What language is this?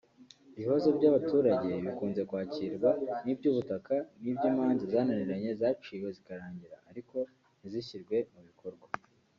Kinyarwanda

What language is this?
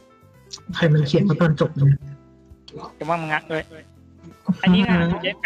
Thai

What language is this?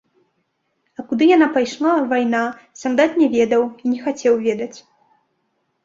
Belarusian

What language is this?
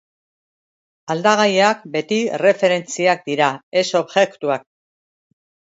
Basque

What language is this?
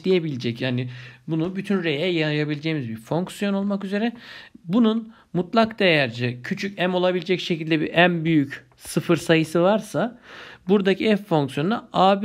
Turkish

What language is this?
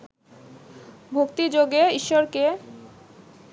Bangla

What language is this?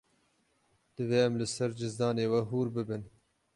Kurdish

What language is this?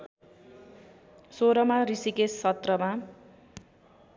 Nepali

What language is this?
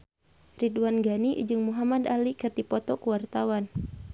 Sundanese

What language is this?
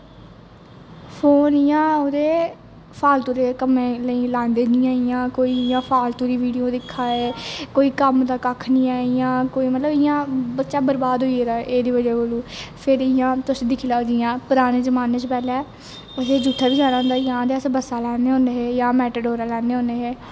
Dogri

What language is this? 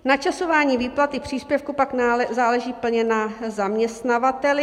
Czech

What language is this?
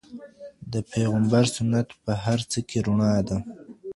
Pashto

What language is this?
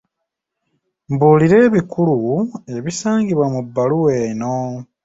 Ganda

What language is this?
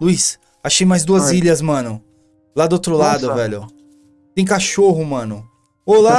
Portuguese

